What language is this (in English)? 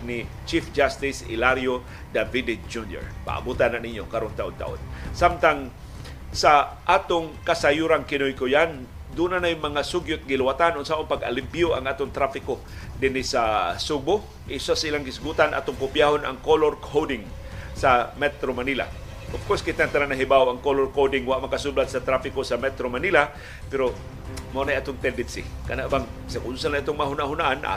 Filipino